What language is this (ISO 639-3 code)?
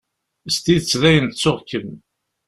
kab